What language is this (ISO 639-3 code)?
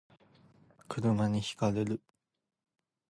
jpn